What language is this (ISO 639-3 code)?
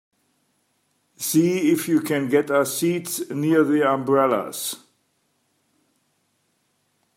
eng